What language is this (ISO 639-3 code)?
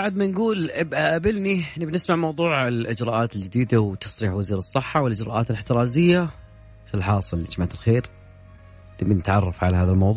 ara